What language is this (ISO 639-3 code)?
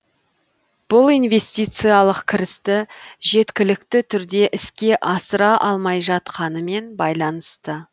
kaz